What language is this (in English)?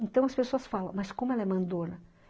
Portuguese